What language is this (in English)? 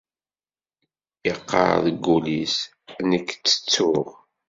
Kabyle